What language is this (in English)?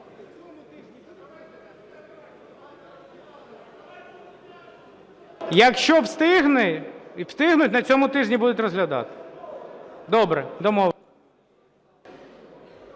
Ukrainian